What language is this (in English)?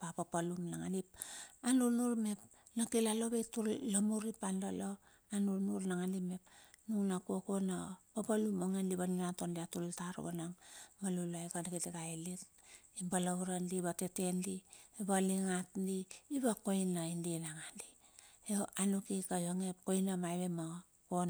Bilur